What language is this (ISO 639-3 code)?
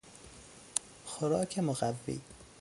fas